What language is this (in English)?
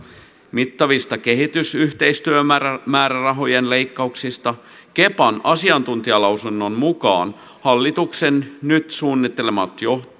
Finnish